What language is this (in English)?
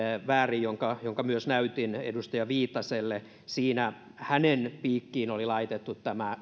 Finnish